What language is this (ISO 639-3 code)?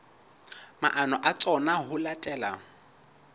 sot